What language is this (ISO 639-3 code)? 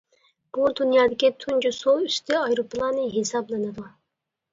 uig